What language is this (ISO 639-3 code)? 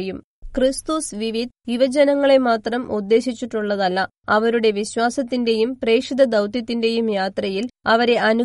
mal